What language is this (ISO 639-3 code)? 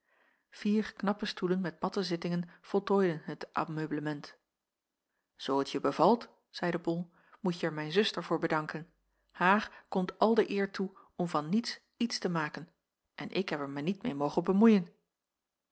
nld